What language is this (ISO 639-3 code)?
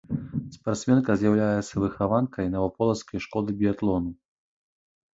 bel